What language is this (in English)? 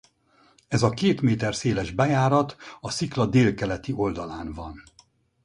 Hungarian